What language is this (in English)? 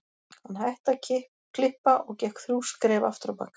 Icelandic